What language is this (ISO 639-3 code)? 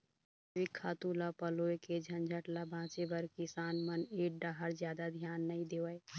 hne